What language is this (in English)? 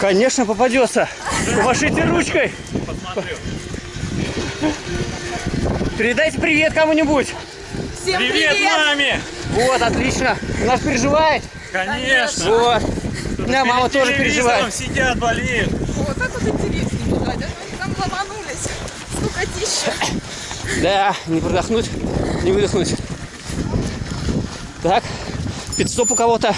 Russian